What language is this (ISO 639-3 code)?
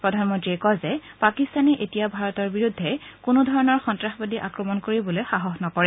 asm